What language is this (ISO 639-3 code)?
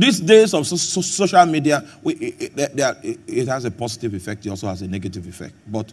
eng